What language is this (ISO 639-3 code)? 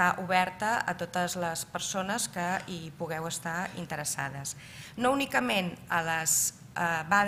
spa